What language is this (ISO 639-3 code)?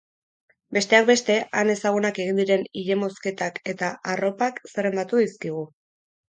eus